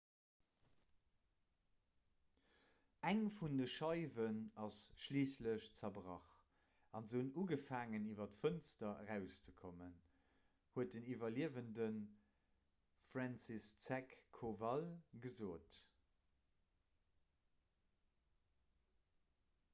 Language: Luxembourgish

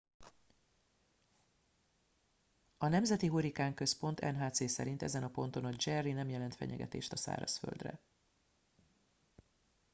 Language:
Hungarian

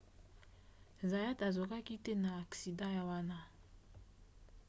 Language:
Lingala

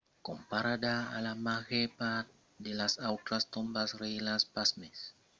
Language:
Occitan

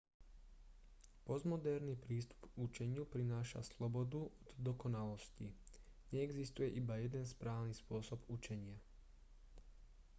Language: Slovak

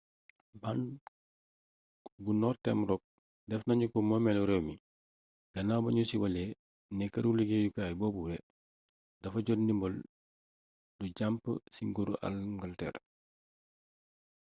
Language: Wolof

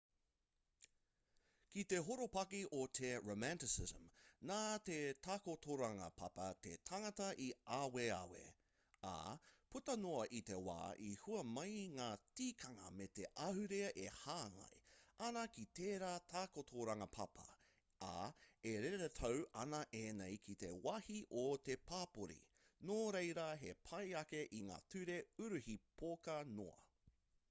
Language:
Māori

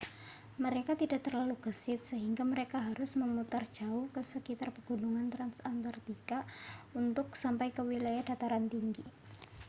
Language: Indonesian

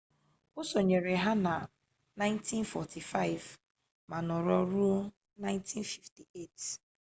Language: Igbo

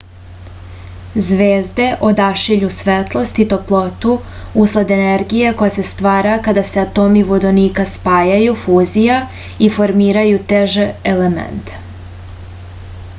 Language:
Serbian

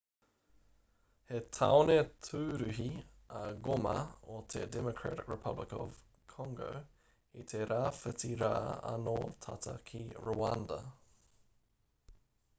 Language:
Māori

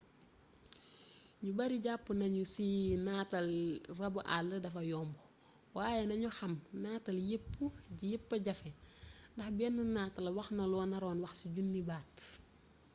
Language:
Wolof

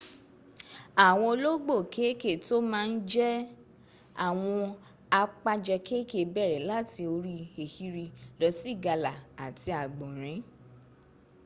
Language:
Yoruba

